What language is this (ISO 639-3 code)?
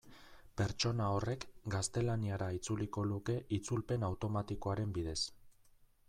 eus